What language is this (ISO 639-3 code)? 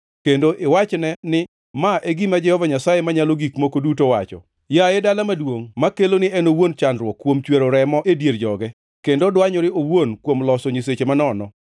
luo